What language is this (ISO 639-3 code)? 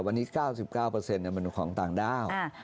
tha